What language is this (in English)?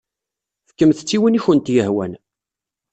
Kabyle